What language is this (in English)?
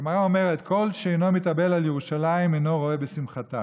Hebrew